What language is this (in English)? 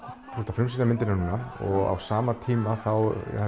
Icelandic